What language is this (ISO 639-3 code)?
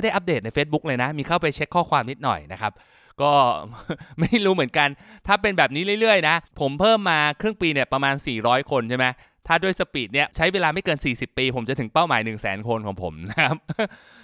tha